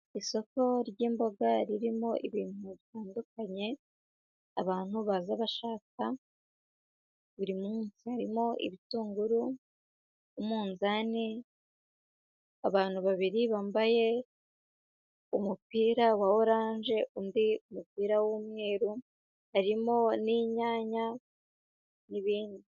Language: Kinyarwanda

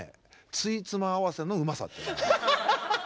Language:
Japanese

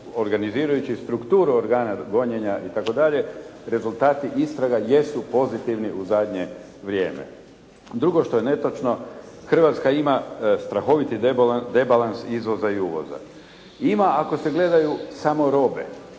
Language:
Croatian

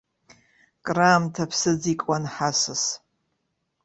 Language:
Abkhazian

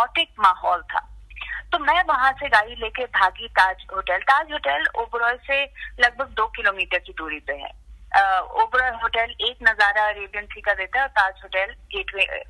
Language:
Hindi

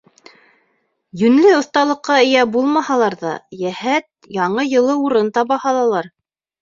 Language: Bashkir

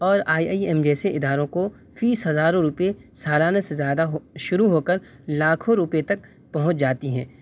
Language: Urdu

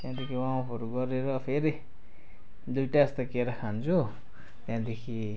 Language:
Nepali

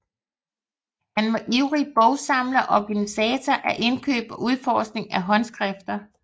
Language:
Danish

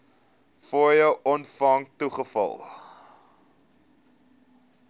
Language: Afrikaans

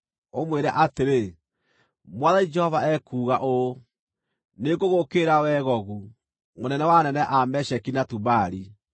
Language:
Kikuyu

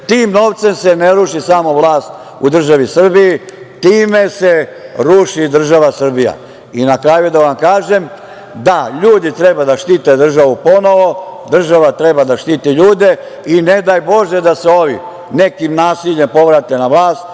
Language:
Serbian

